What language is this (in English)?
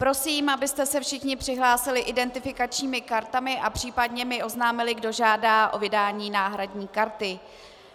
Czech